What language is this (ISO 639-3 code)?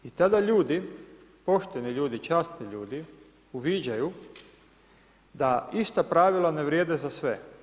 hrv